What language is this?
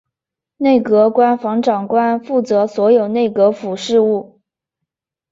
Chinese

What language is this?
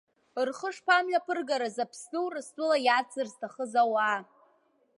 Abkhazian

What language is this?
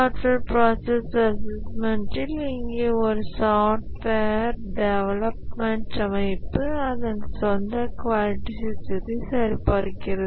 Tamil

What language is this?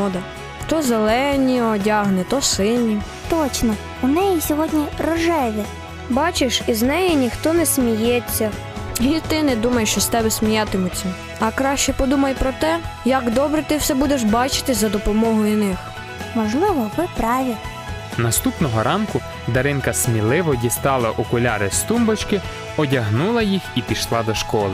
Ukrainian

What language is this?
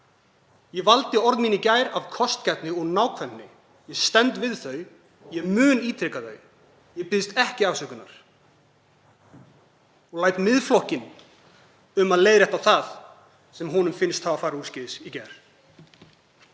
Icelandic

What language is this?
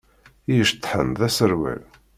Kabyle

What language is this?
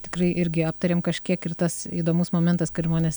Lithuanian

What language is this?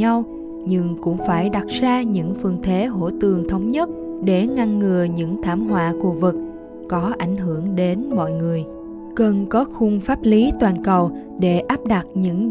Vietnamese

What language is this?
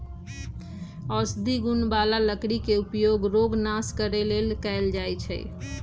Magahi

